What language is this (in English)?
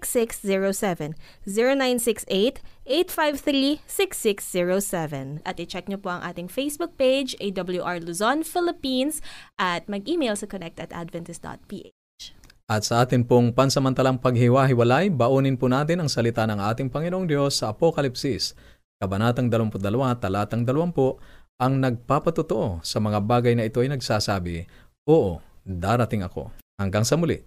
Filipino